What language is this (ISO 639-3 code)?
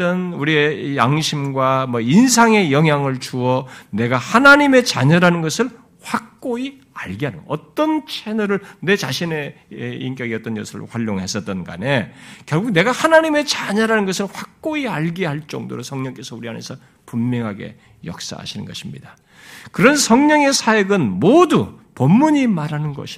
kor